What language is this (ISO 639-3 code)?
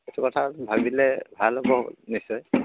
asm